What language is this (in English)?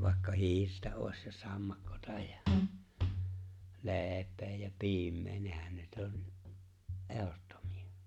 Finnish